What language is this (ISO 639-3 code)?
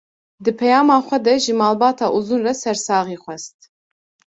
kur